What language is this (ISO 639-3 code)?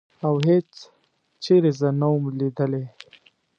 pus